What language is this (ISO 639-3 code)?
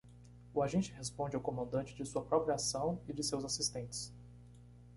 por